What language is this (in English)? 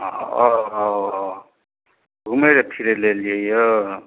Maithili